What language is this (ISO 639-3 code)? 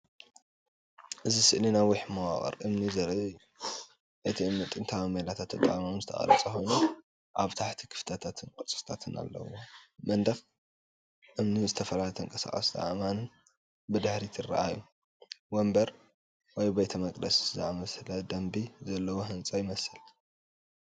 tir